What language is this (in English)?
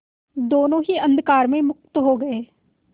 Hindi